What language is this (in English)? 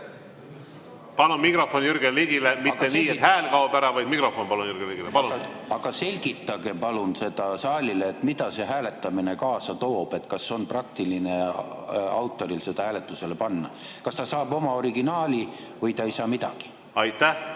Estonian